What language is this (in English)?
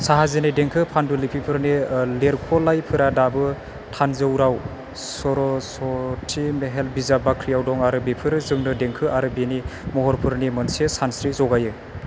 Bodo